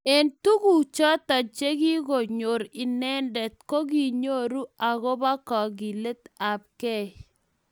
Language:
Kalenjin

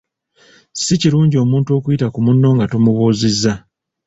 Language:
Ganda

